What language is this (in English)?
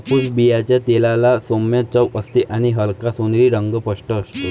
Marathi